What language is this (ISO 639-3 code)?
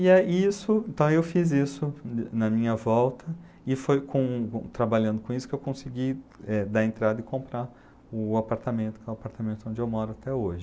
por